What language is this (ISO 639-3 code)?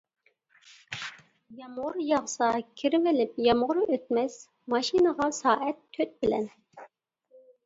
uig